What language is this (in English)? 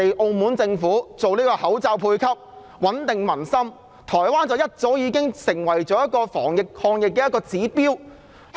Cantonese